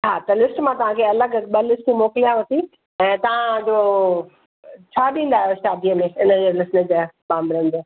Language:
Sindhi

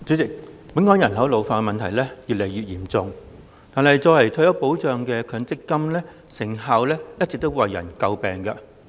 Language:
Cantonese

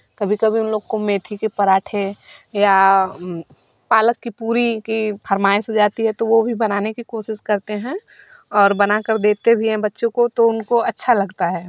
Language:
Hindi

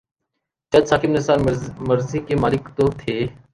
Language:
Urdu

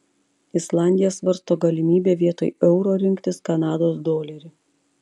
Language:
Lithuanian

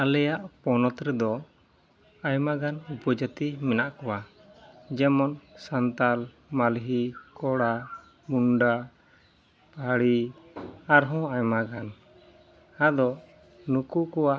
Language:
Santali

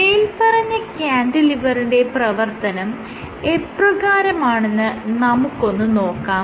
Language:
Malayalam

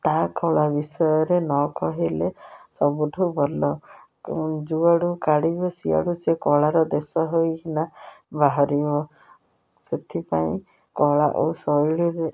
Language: Odia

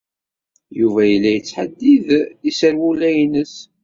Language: Kabyle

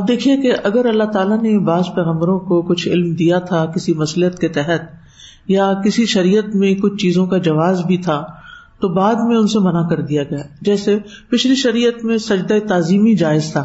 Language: Urdu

